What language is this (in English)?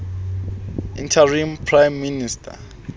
Southern Sotho